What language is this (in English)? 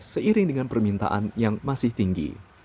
Indonesian